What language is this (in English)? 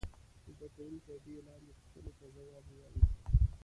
Pashto